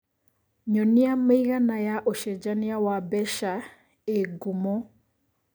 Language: Kikuyu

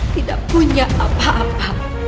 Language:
Indonesian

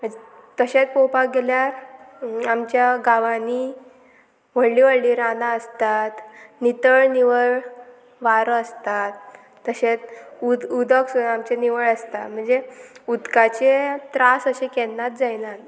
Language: Konkani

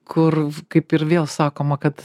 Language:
Lithuanian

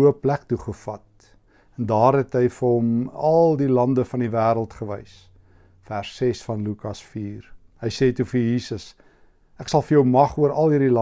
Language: Dutch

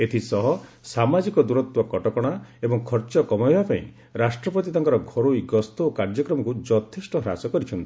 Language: Odia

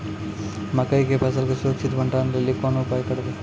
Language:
Maithili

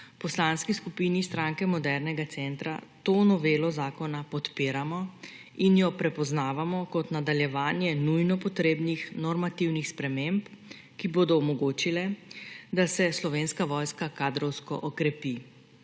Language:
Slovenian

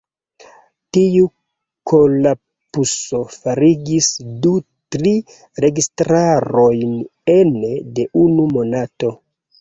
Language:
Esperanto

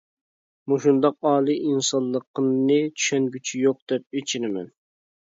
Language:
Uyghur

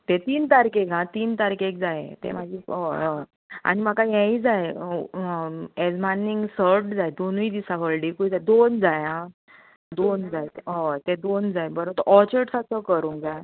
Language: Konkani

